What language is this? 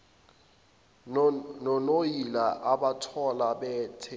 Zulu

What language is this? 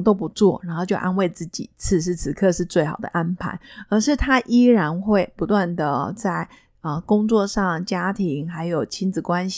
Chinese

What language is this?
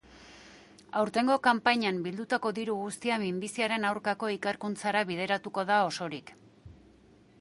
Basque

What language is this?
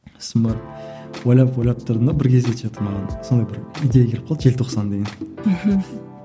Kazakh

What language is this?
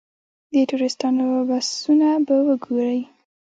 Pashto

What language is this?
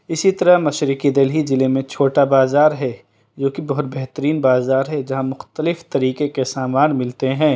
Urdu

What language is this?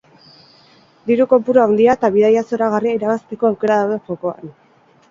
Basque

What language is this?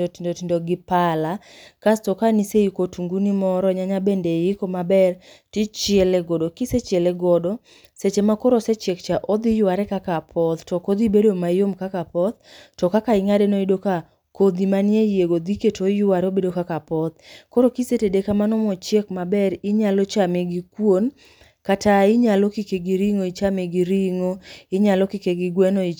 Luo (Kenya and Tanzania)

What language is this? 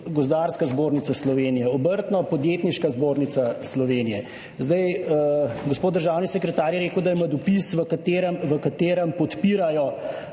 Slovenian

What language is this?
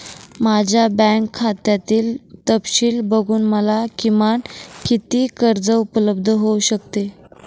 Marathi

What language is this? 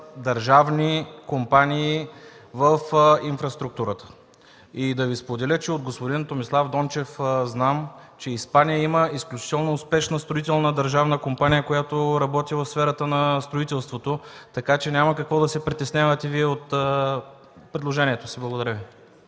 Bulgarian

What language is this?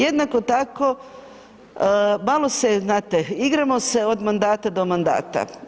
Croatian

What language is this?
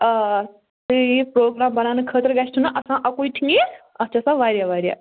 Kashmiri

